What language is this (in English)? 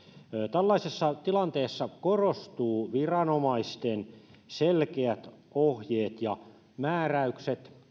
Finnish